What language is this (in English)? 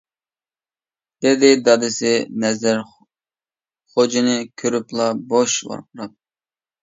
Uyghur